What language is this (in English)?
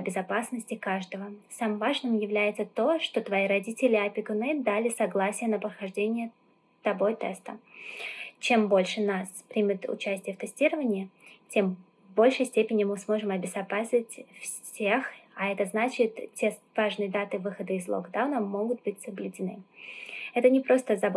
Russian